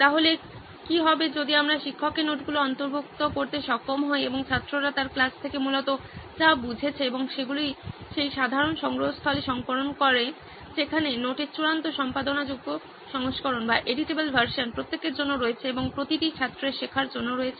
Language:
Bangla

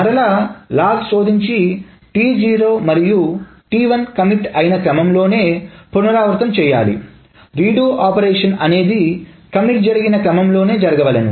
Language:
Telugu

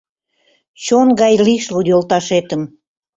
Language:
Mari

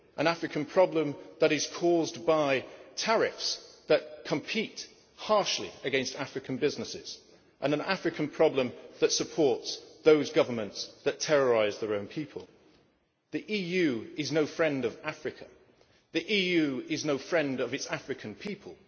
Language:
English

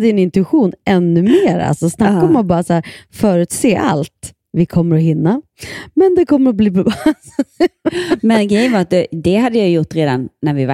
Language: Swedish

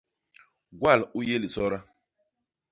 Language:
Basaa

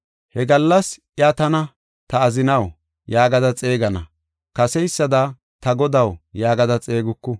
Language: Gofa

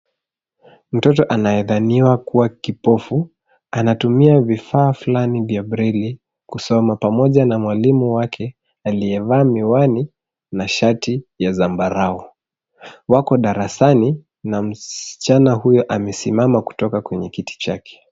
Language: Swahili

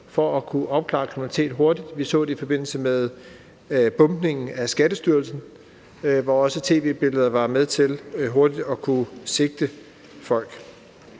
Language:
Danish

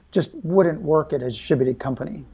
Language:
English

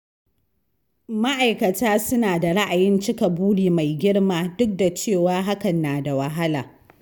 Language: Hausa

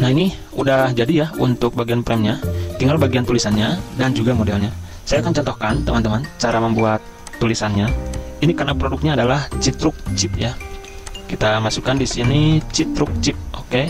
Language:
Indonesian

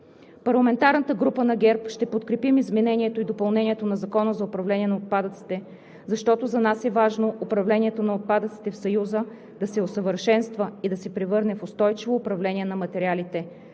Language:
Bulgarian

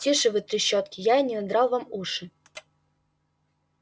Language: Russian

